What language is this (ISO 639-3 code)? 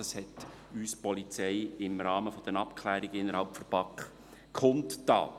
gsw